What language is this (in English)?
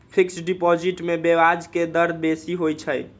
Magahi